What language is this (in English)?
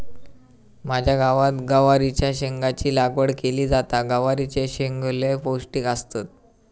Marathi